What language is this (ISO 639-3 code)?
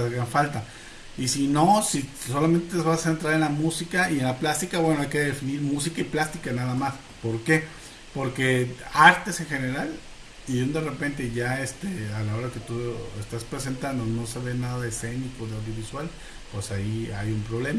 spa